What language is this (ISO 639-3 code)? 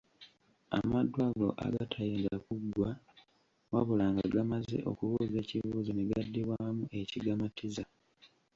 lug